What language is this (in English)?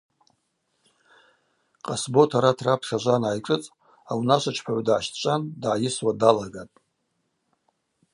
Abaza